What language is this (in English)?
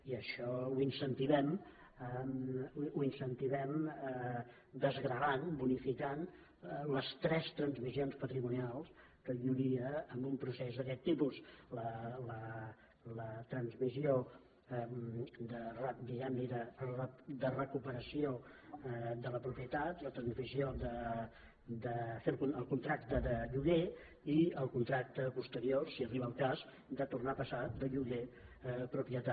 Catalan